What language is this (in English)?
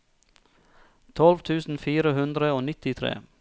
Norwegian